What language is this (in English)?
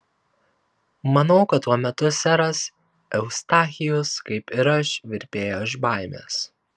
Lithuanian